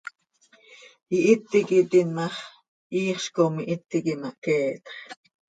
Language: Seri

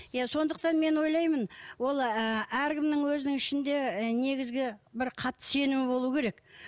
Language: Kazakh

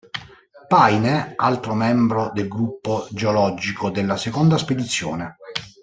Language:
Italian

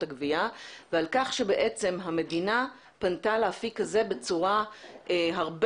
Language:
Hebrew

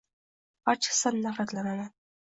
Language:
Uzbek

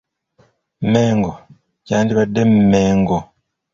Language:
Ganda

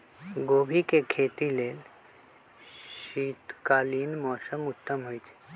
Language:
Magahi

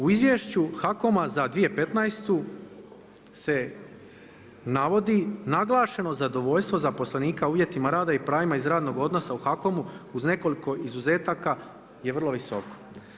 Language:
Croatian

